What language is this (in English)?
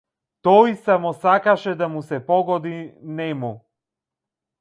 Macedonian